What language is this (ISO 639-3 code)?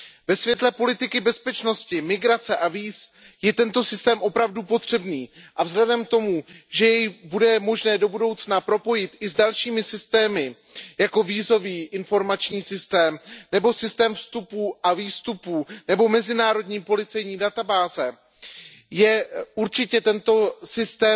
ces